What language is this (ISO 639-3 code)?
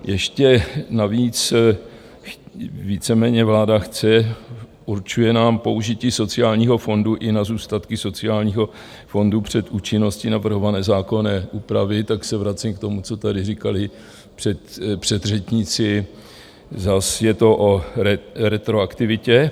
ces